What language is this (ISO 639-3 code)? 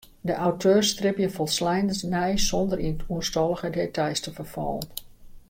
fry